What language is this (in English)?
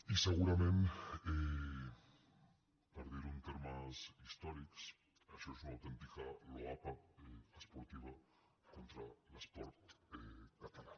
Catalan